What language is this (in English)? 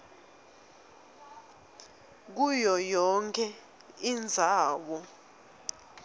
Swati